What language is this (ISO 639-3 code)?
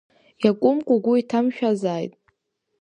abk